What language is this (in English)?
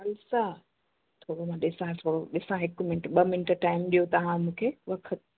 Sindhi